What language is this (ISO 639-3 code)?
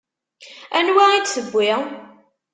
kab